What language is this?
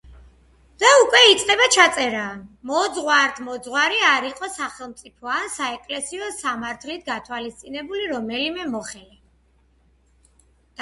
Georgian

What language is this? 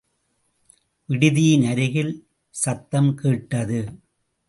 Tamil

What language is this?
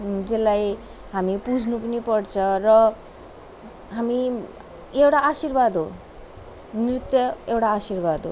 Nepali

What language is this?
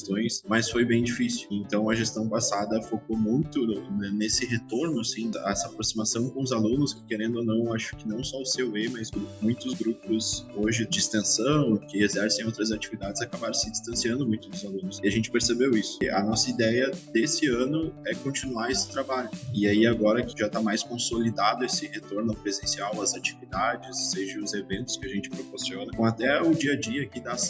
Portuguese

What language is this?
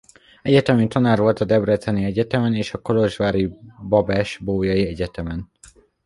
Hungarian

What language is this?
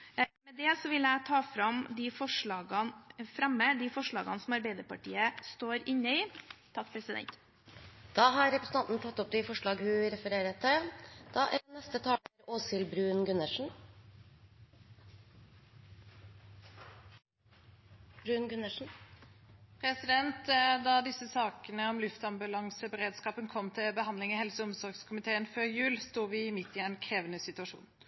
Norwegian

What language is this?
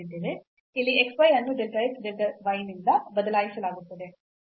Kannada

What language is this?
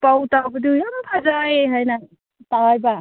Manipuri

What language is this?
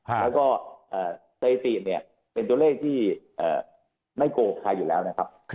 Thai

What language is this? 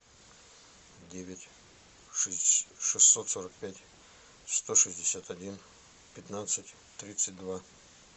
Russian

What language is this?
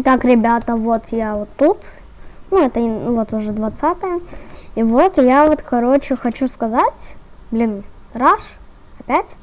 Russian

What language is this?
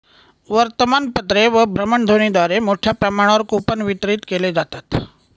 Marathi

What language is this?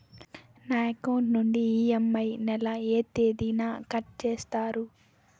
Telugu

